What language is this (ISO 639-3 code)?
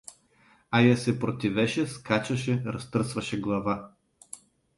bul